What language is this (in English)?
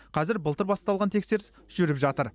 Kazakh